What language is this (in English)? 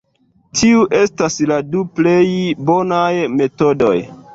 Esperanto